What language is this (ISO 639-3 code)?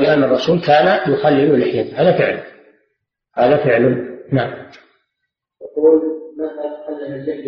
ara